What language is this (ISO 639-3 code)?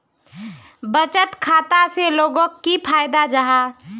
mag